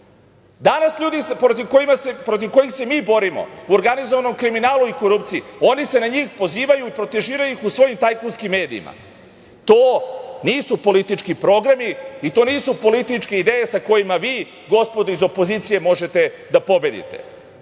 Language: Serbian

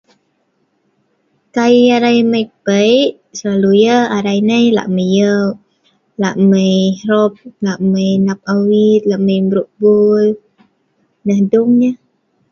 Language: Sa'ban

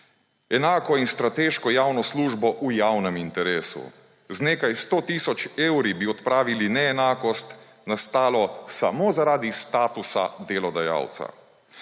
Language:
Slovenian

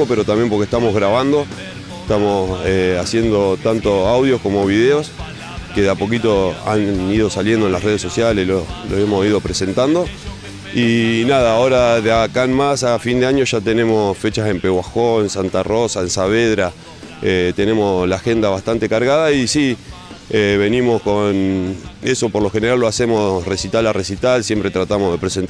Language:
Spanish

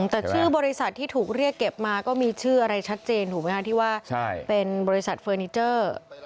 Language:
Thai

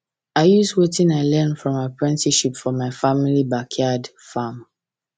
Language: Nigerian Pidgin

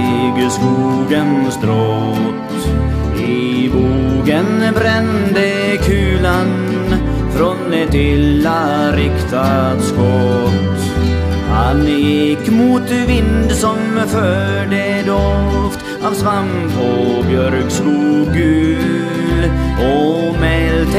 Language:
Swedish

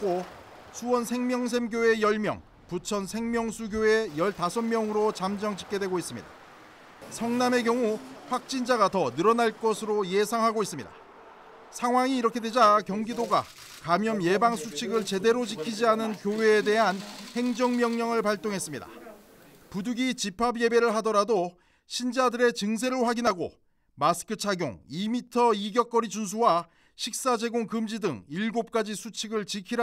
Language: Korean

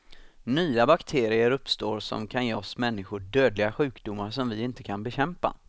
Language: Swedish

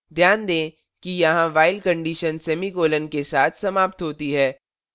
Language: Hindi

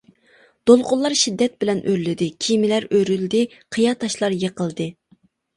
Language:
Uyghur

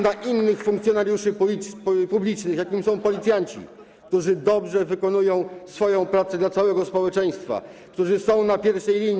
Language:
Polish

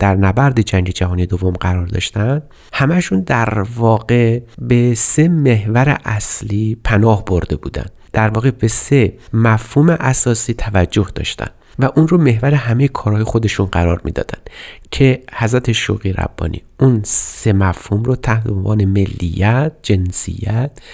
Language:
Persian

